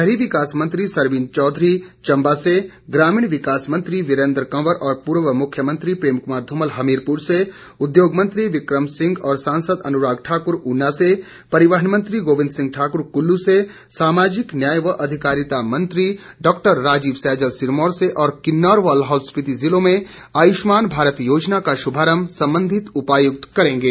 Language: Hindi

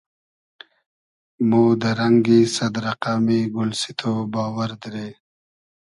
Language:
Hazaragi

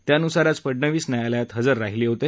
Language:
Marathi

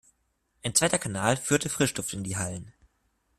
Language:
German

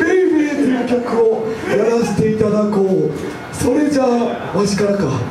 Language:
Japanese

